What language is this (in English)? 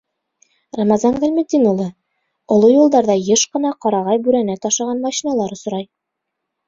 Bashkir